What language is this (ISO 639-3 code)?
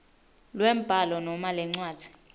ssw